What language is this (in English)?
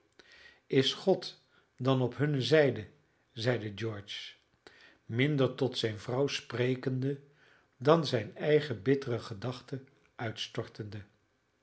Dutch